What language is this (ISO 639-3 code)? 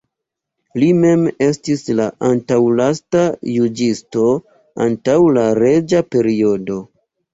epo